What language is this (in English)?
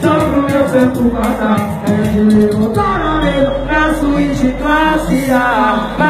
Thai